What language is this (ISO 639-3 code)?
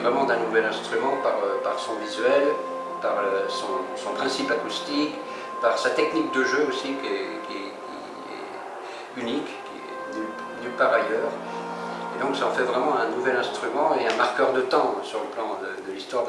fra